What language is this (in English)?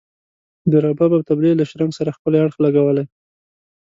Pashto